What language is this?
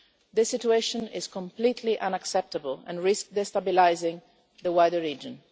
English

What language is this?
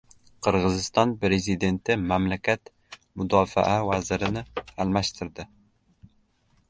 Uzbek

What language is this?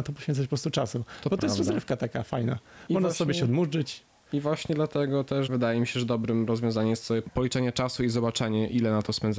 Polish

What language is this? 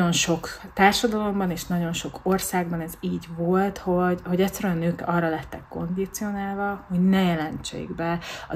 Hungarian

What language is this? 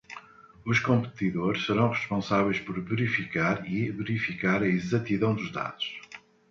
Portuguese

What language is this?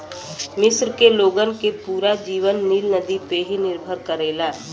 Bhojpuri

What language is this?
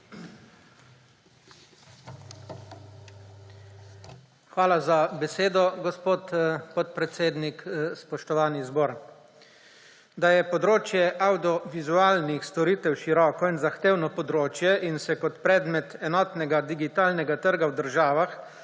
Slovenian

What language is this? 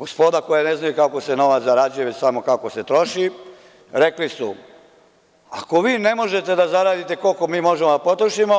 Serbian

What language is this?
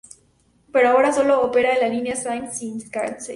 Spanish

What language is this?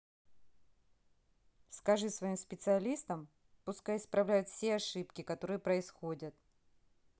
Russian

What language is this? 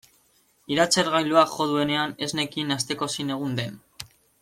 Basque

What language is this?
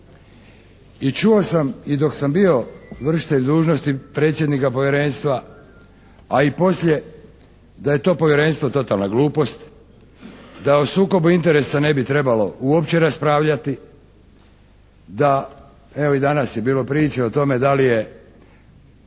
Croatian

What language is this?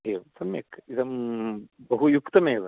Sanskrit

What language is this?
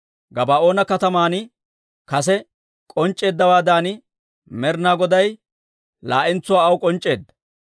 Dawro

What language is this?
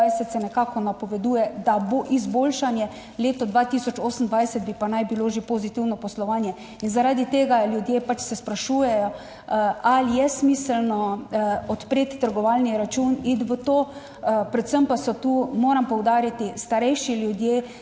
Slovenian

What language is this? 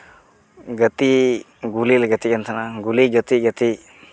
Santali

